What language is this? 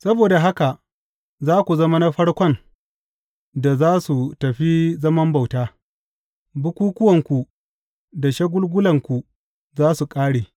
Hausa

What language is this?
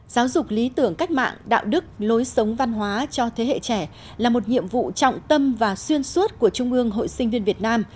Vietnamese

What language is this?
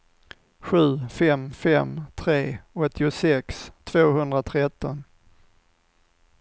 Swedish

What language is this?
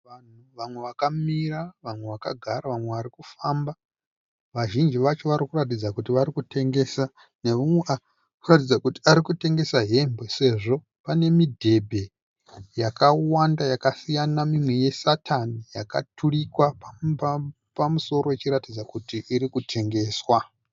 Shona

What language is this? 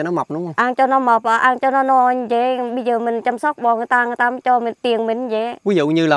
Vietnamese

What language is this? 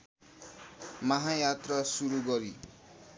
Nepali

